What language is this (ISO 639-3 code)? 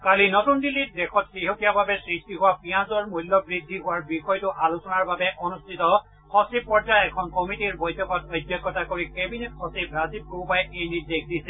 asm